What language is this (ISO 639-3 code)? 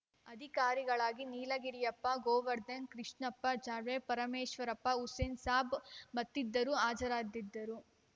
kan